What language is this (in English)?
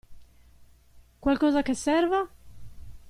Italian